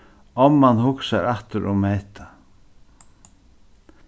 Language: Faroese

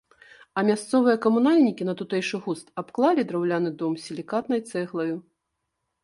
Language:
Belarusian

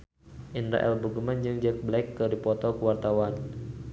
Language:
Sundanese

